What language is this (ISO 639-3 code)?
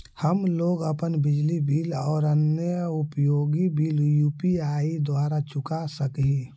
mag